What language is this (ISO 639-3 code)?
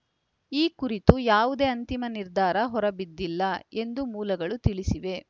kan